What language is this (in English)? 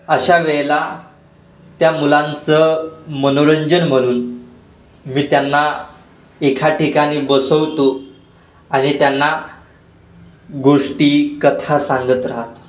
Marathi